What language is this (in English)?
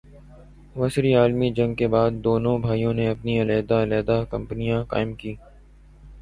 Urdu